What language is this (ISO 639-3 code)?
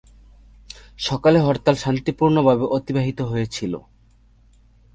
ben